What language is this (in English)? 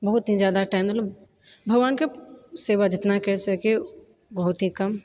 Maithili